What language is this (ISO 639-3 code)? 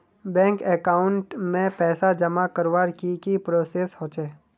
mag